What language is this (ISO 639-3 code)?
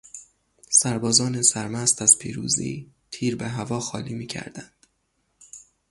fas